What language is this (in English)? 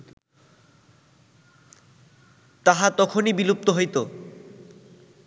Bangla